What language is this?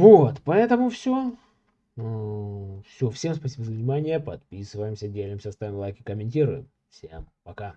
Russian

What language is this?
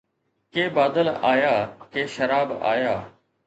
Sindhi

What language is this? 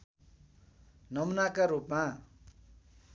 Nepali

